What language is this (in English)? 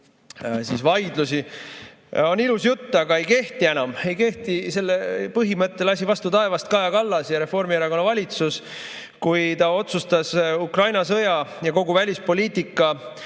Estonian